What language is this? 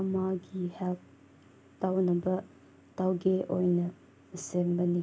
Manipuri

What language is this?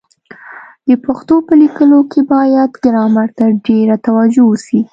Pashto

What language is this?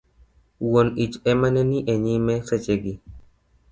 Luo (Kenya and Tanzania)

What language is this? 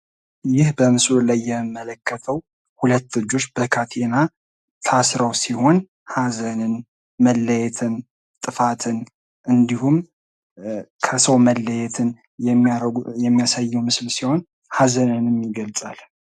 Amharic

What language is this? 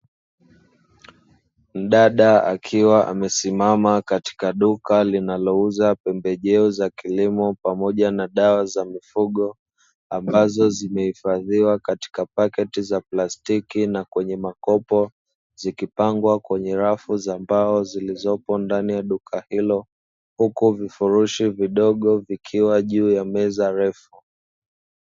Swahili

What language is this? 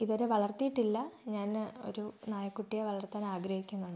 Malayalam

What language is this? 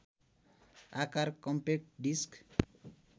Nepali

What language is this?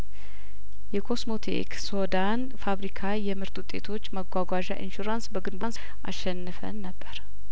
Amharic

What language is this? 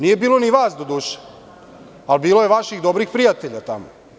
Serbian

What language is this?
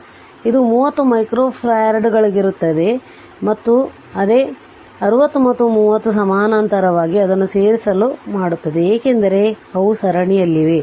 Kannada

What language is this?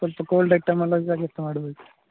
Kannada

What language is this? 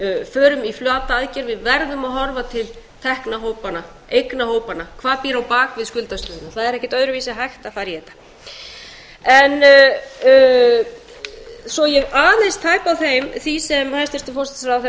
Icelandic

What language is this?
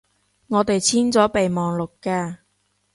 Cantonese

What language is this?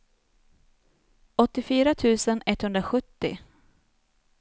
Swedish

